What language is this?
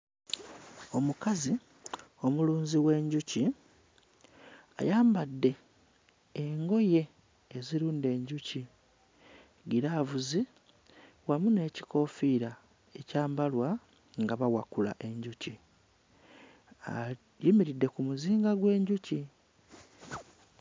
Ganda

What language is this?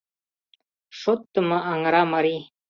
Mari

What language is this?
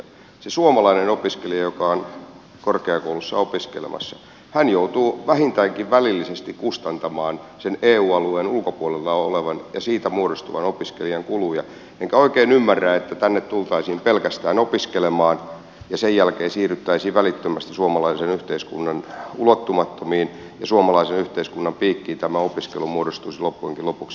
Finnish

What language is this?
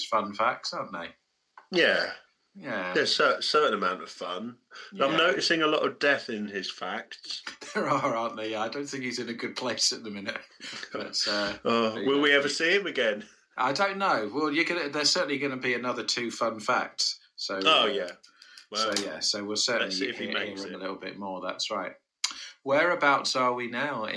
English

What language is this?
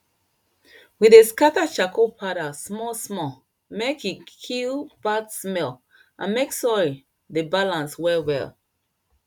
Nigerian Pidgin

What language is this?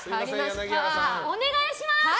Japanese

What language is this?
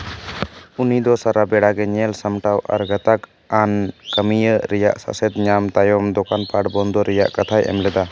Santali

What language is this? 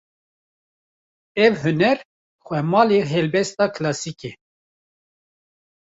Kurdish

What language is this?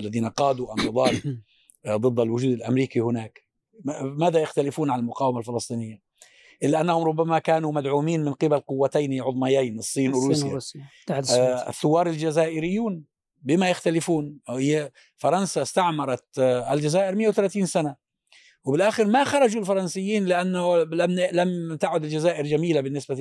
Arabic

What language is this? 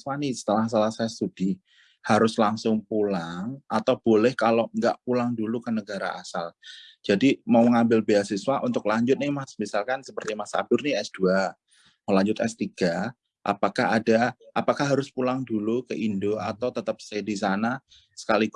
Indonesian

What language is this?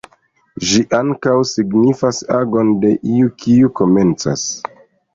Esperanto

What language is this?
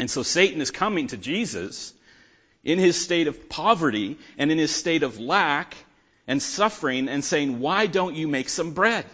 English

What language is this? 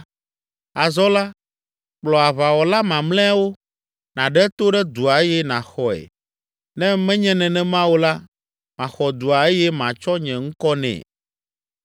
Ewe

